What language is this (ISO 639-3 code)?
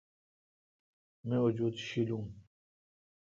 xka